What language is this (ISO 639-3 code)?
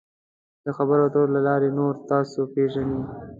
pus